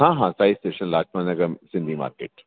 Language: Sindhi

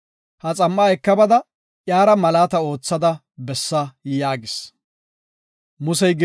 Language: Gofa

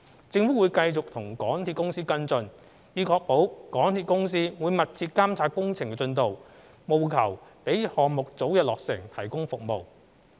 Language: Cantonese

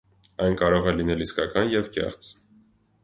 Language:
Armenian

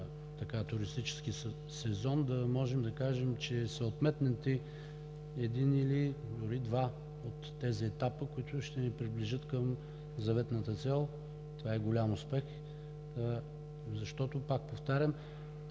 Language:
Bulgarian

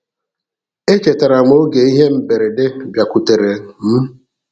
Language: Igbo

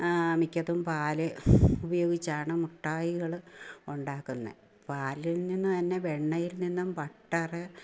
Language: Malayalam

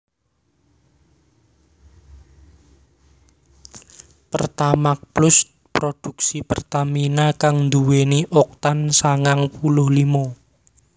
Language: Javanese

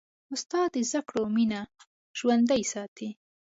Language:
Pashto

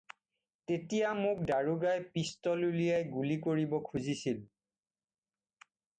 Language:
Assamese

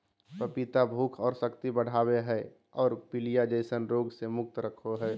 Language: Magahi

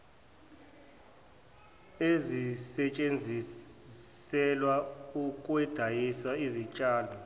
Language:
Zulu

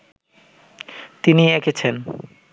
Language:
Bangla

